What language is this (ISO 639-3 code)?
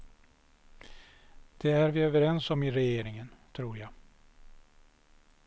swe